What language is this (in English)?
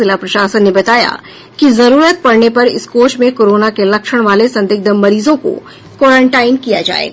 Hindi